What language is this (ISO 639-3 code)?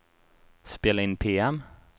swe